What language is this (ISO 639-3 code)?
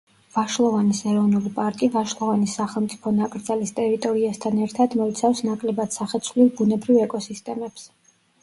kat